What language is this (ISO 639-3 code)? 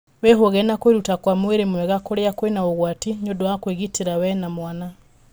kik